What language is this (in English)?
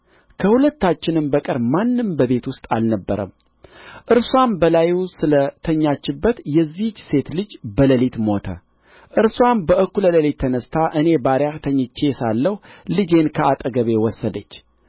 Amharic